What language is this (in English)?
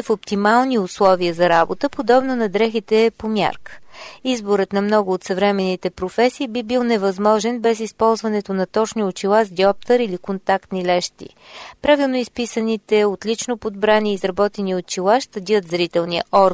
Bulgarian